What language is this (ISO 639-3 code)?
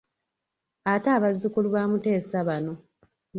lug